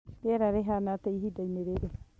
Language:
Kikuyu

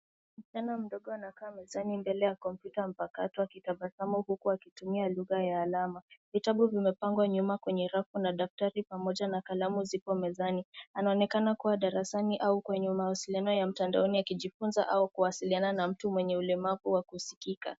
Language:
Swahili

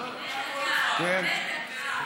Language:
Hebrew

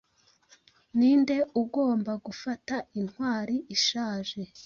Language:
Kinyarwanda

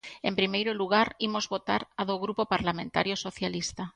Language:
Galician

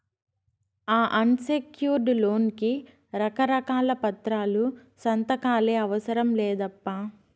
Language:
Telugu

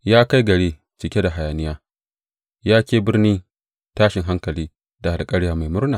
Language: Hausa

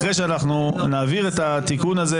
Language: Hebrew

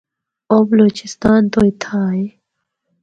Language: Northern Hindko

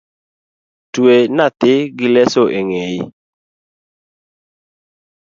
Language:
Luo (Kenya and Tanzania)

